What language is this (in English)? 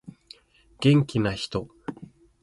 Japanese